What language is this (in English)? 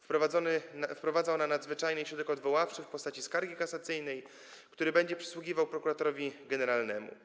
Polish